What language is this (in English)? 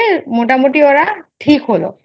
Bangla